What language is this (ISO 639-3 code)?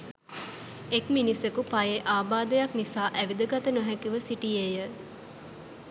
sin